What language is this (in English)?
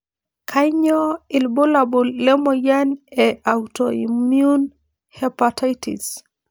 Masai